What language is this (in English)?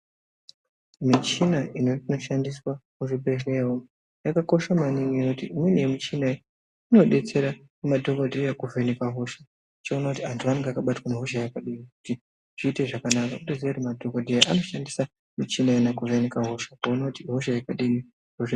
Ndau